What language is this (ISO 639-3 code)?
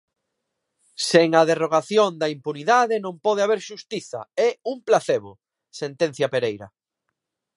glg